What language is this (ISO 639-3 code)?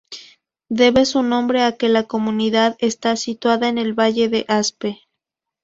spa